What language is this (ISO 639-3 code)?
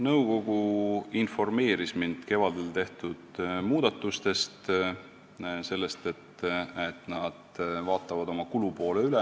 est